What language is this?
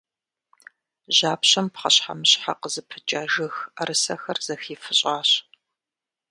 Kabardian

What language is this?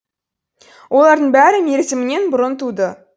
Kazakh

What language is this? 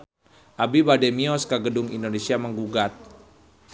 Sundanese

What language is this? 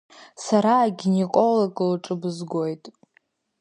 Abkhazian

